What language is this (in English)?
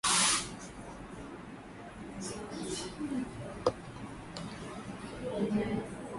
Swahili